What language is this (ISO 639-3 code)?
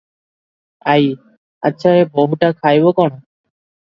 ori